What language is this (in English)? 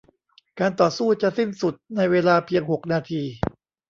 Thai